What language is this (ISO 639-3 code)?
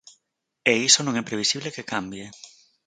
glg